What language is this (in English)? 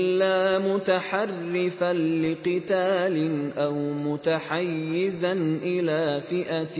Arabic